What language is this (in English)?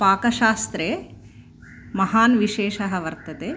Sanskrit